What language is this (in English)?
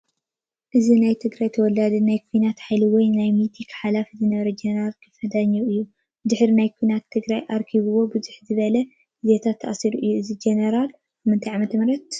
Tigrinya